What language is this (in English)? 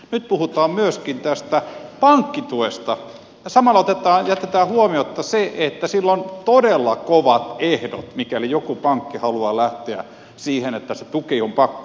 Finnish